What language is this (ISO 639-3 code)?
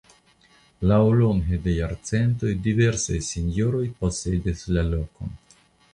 epo